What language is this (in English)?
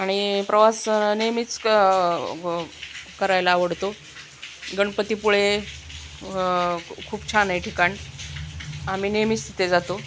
Marathi